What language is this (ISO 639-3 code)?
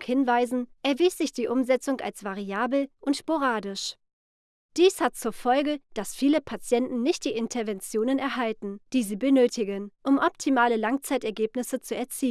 deu